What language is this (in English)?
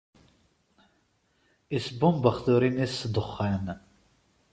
Kabyle